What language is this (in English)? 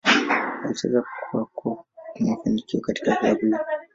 Swahili